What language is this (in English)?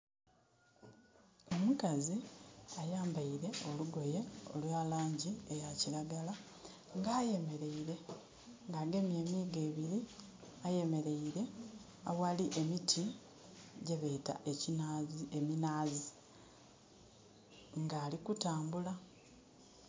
Soga